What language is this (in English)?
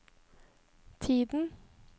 Norwegian